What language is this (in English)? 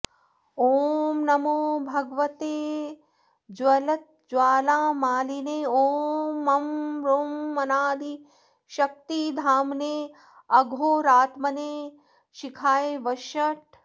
Sanskrit